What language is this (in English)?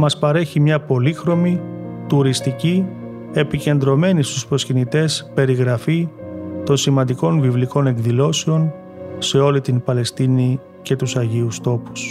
Greek